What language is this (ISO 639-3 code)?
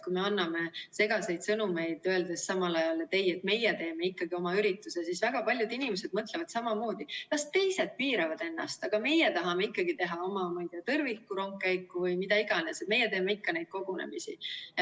est